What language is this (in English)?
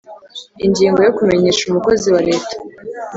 Kinyarwanda